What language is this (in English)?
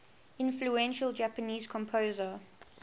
English